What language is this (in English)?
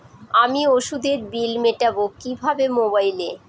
Bangla